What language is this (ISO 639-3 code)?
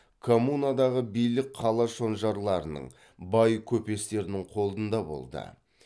kaz